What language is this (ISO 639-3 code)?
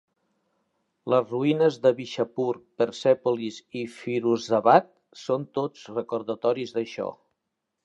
cat